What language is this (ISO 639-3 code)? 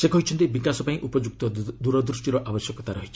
ori